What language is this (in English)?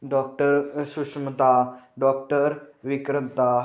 Marathi